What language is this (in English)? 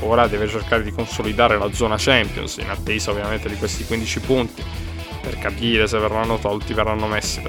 Italian